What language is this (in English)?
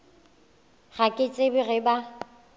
Northern Sotho